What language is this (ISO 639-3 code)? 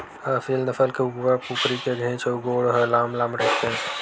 hne